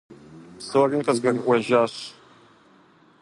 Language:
Kabardian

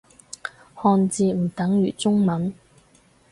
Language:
Cantonese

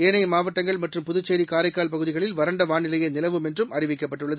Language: Tamil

